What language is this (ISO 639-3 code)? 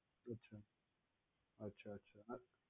guj